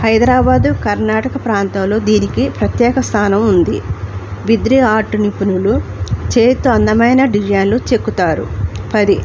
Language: Telugu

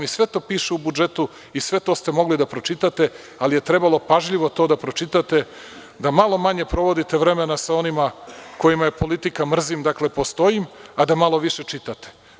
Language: Serbian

